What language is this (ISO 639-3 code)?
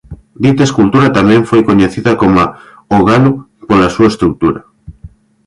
glg